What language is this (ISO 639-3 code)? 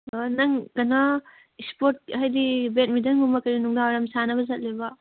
mni